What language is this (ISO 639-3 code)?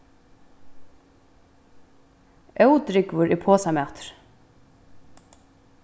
fao